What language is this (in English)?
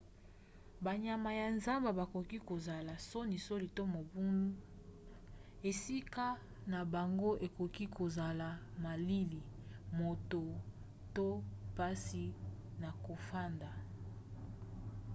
Lingala